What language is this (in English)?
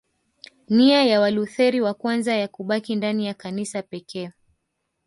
Swahili